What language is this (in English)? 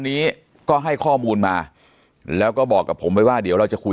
Thai